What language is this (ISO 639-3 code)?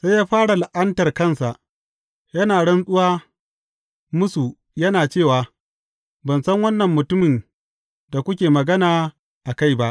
hau